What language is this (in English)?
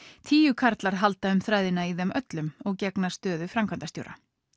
Icelandic